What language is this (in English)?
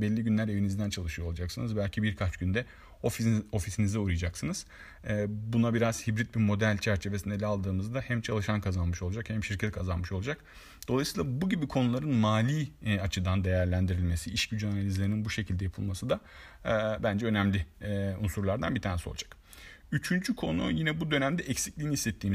Turkish